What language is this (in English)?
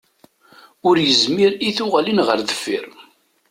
Kabyle